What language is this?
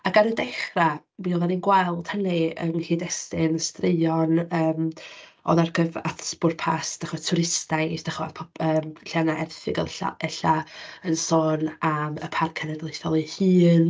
Welsh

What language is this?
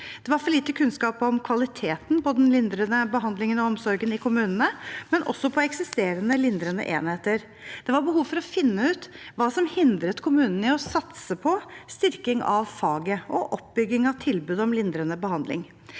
Norwegian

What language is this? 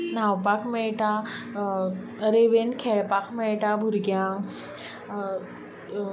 Konkani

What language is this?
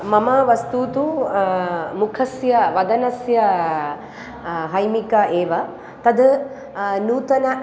Sanskrit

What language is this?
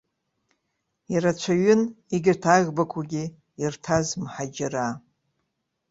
Abkhazian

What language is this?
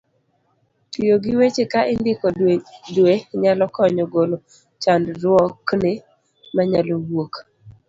Luo (Kenya and Tanzania)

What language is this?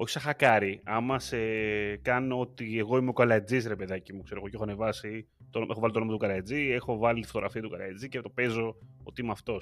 Greek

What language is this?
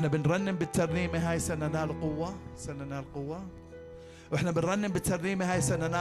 Arabic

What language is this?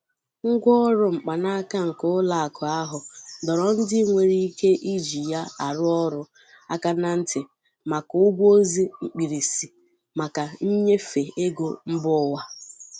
Igbo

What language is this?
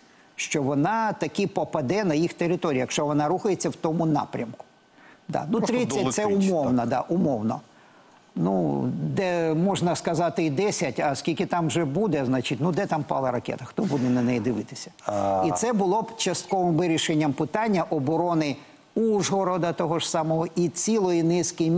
Ukrainian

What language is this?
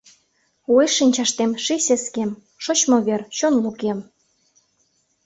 Mari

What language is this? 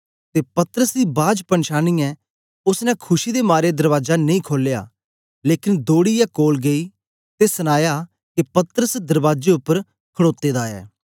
Dogri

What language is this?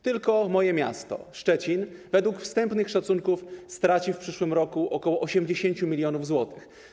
Polish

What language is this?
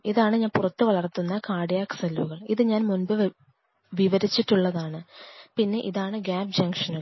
Malayalam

